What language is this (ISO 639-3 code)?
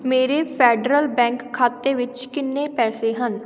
pan